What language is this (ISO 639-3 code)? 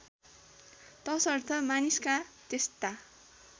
nep